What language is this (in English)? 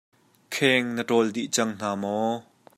Hakha Chin